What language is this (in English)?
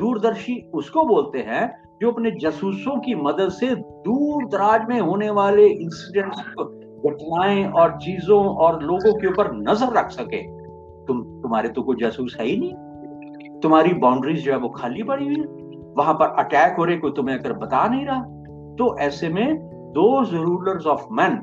Hindi